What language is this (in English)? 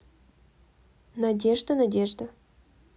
Russian